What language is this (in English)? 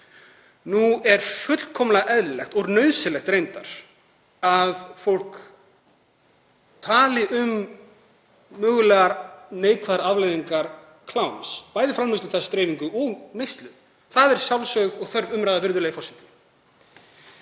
Icelandic